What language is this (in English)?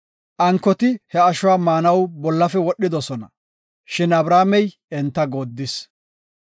Gofa